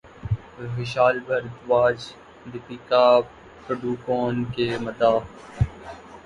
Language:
Urdu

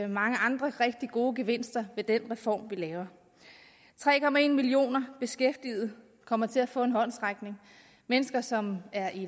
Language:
Danish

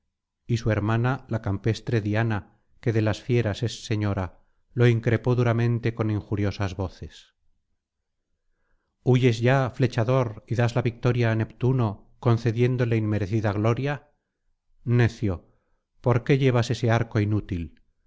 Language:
Spanish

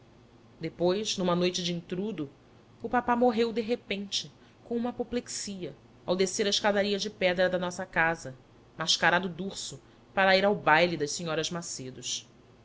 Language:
Portuguese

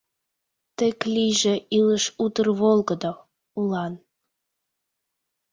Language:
Mari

